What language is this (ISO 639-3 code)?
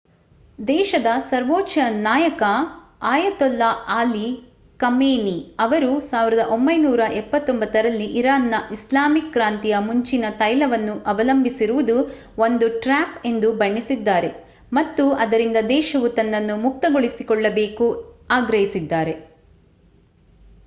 kan